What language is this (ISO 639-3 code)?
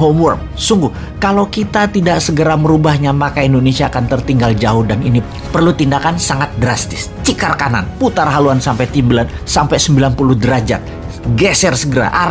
ind